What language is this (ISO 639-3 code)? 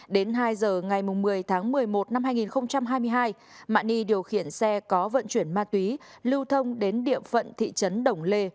vie